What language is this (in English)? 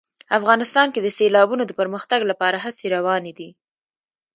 Pashto